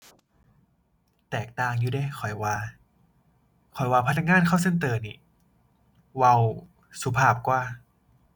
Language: Thai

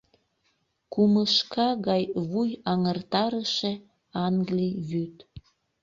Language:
Mari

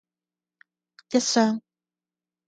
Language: Cantonese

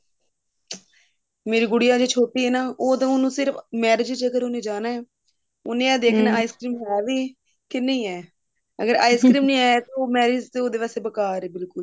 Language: Punjabi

